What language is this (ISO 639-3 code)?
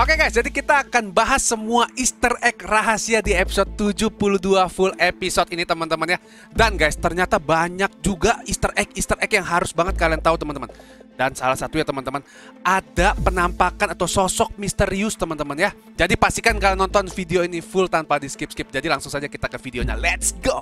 ind